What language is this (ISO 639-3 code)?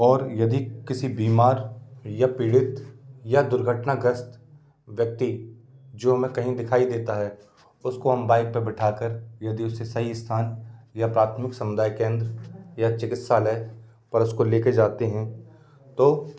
hin